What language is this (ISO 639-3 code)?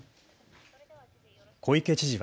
jpn